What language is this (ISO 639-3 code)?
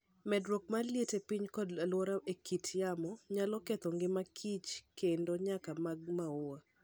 luo